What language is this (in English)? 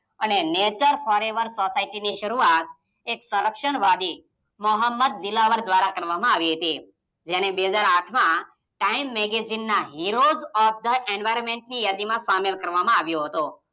Gujarati